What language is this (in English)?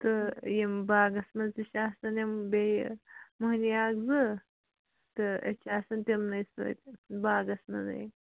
Kashmiri